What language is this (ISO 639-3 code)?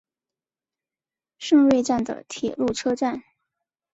zho